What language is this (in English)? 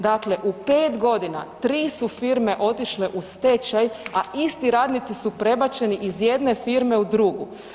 Croatian